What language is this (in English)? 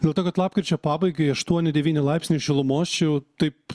Lithuanian